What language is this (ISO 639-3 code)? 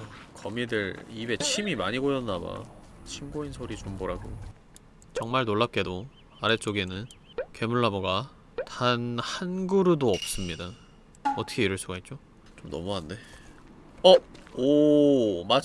kor